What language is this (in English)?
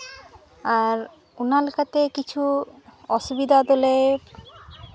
Santali